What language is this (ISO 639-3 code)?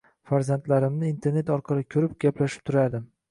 uzb